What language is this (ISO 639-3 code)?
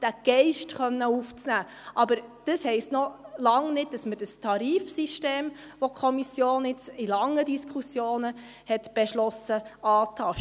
gsw